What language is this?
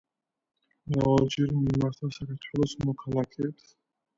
Georgian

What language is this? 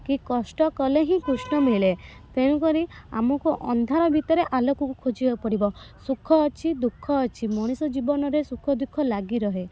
Odia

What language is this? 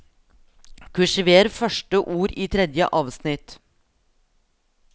Norwegian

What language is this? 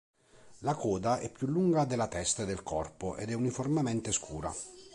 Italian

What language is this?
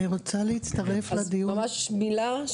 Hebrew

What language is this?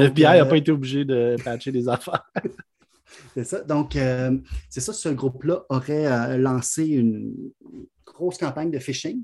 French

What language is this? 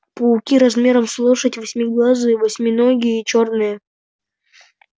Russian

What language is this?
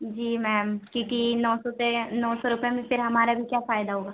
Urdu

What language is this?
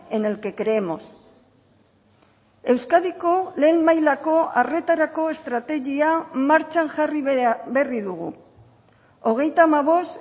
Basque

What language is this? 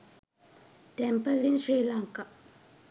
Sinhala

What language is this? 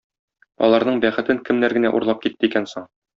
Tatar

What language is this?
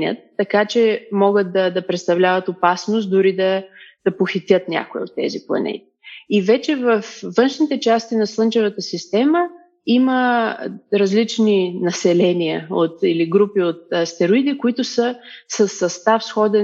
Bulgarian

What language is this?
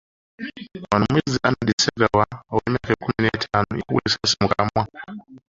Ganda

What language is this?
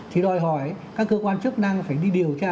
Vietnamese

